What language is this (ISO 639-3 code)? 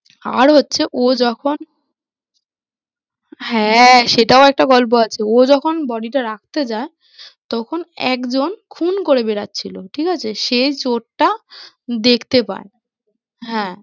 ben